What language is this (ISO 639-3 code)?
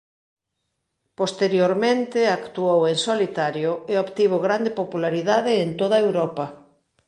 glg